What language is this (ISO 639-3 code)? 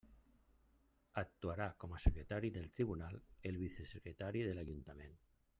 cat